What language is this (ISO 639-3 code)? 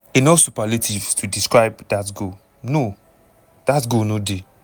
pcm